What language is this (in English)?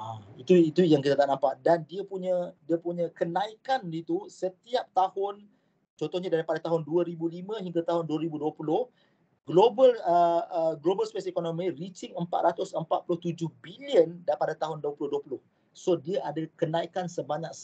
Malay